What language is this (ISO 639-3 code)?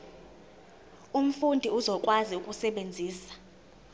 zul